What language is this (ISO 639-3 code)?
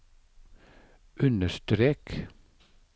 nor